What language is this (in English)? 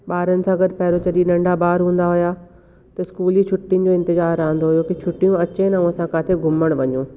Sindhi